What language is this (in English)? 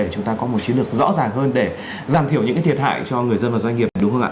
Vietnamese